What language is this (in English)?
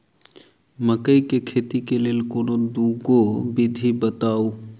Maithili